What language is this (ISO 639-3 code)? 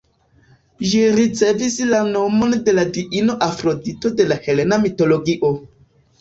epo